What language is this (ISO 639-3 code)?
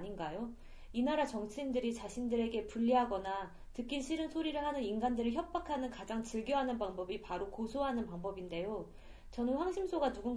kor